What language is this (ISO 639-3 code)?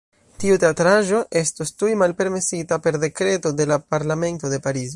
epo